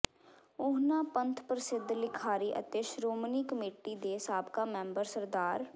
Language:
Punjabi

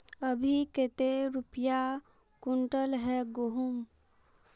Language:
Magahi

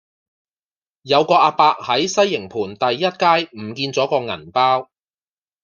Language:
Cantonese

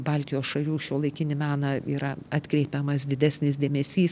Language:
Lithuanian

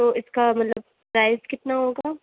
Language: Urdu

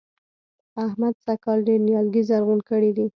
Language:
Pashto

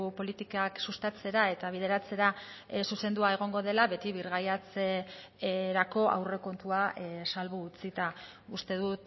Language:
Basque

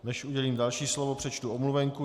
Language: Czech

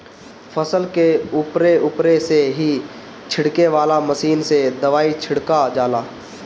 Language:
Bhojpuri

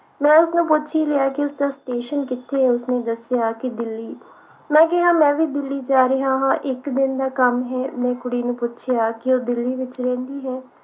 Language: Punjabi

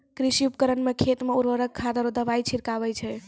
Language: Maithili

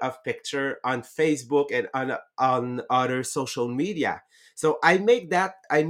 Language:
English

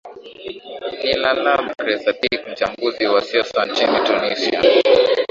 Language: Swahili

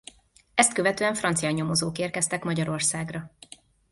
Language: Hungarian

